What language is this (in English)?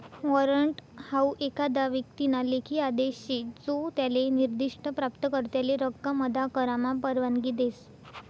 Marathi